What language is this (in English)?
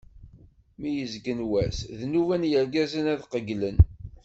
Kabyle